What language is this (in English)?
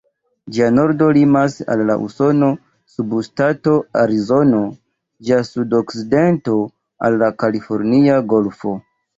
Esperanto